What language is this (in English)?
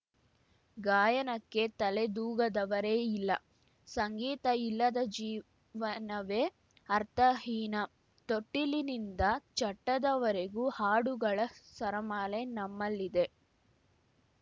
Kannada